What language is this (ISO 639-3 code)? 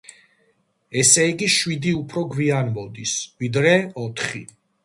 kat